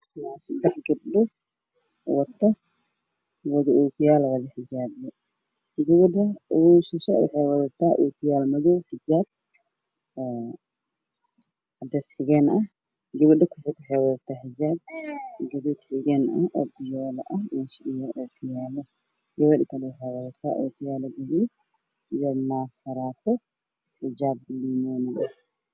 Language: Somali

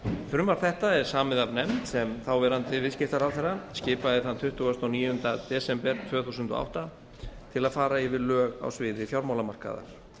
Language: Icelandic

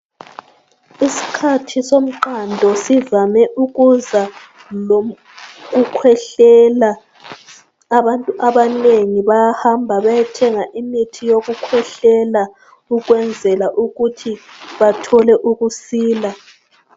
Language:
North Ndebele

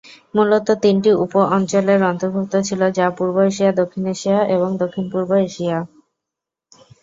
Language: Bangla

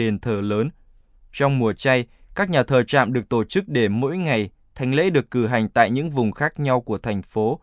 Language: Vietnamese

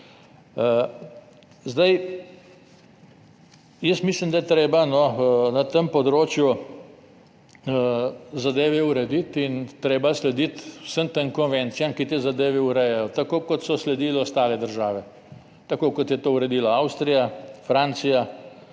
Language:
Slovenian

